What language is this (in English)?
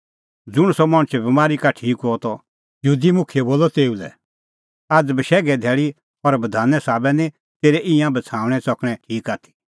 Kullu Pahari